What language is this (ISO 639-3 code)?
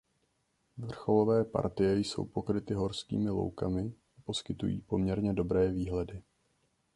ces